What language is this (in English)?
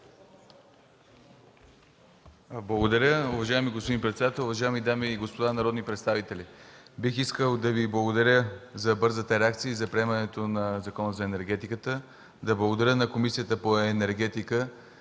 Bulgarian